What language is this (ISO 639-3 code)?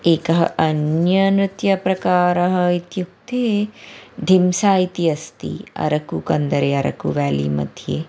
san